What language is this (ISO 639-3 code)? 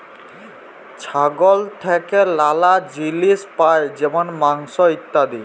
ben